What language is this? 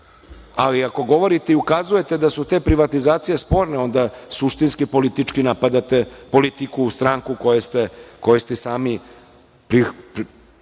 Serbian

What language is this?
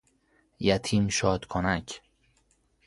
Persian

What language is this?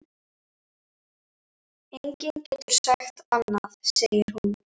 Icelandic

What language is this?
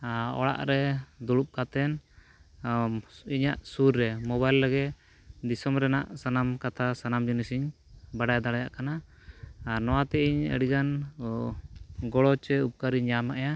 Santali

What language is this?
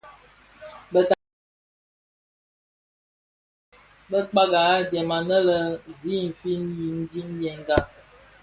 Bafia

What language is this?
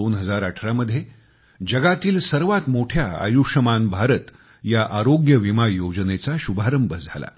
Marathi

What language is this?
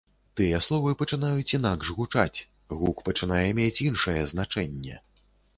Belarusian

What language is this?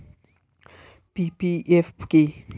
Bangla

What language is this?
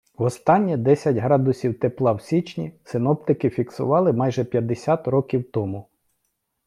Ukrainian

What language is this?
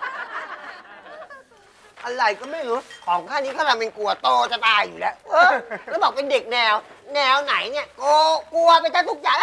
Thai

